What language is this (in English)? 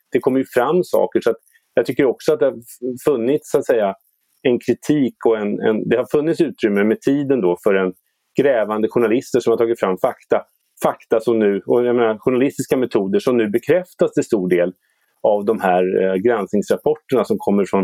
Swedish